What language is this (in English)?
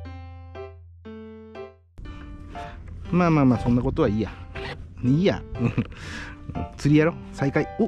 Japanese